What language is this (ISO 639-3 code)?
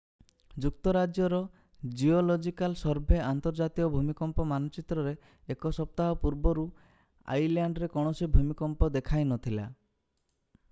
ori